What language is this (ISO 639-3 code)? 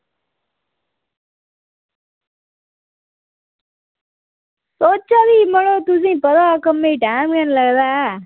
doi